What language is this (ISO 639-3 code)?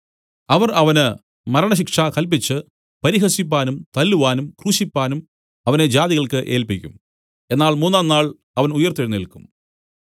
mal